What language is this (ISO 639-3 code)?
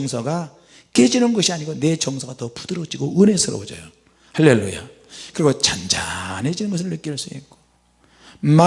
kor